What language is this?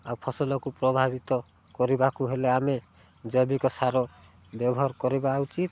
Odia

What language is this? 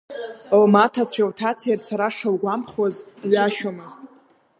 Abkhazian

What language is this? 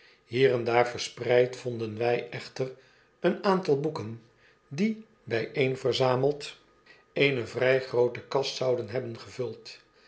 Dutch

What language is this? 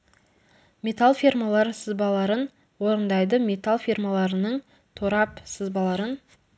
Kazakh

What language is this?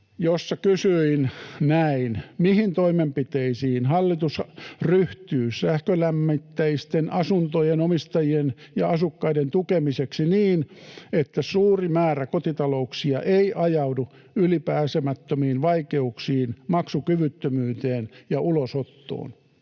Finnish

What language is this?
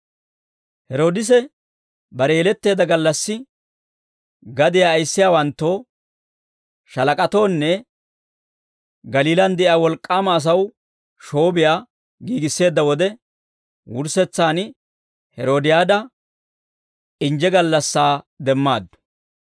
Dawro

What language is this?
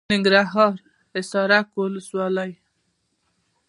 Pashto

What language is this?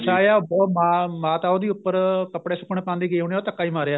Punjabi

